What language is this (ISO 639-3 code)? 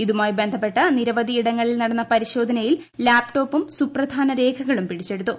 mal